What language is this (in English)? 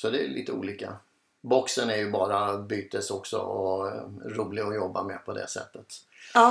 Swedish